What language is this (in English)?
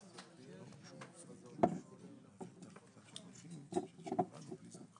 Hebrew